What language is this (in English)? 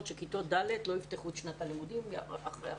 Hebrew